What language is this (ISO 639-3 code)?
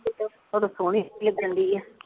pan